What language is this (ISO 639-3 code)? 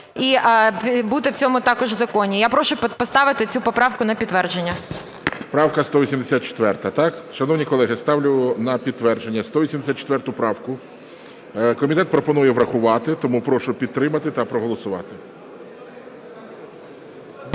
ukr